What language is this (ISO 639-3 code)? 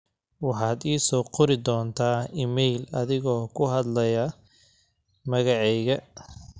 som